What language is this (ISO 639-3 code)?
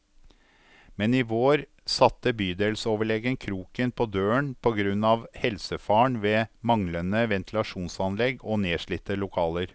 nor